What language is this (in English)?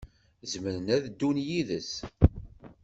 Kabyle